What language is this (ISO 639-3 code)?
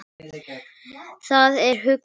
isl